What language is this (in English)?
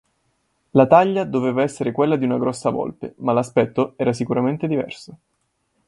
Italian